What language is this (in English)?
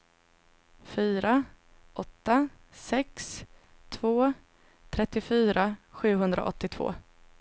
Swedish